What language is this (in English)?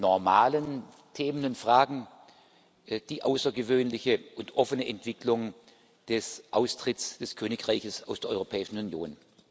German